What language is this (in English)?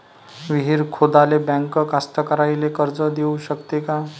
Marathi